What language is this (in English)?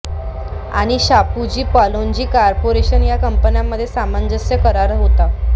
Marathi